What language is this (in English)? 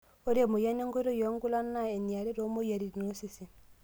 Masai